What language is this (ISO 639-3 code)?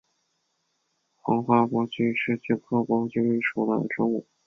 zho